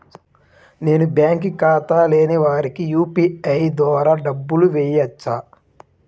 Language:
Telugu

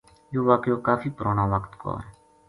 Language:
Gujari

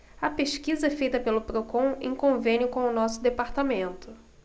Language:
Portuguese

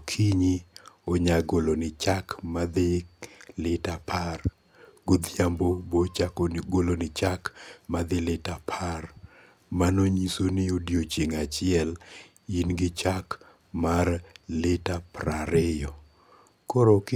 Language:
Luo (Kenya and Tanzania)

